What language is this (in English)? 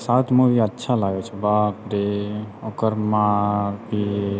Maithili